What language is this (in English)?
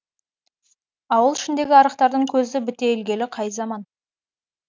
Kazakh